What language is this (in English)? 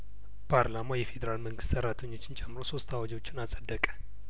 Amharic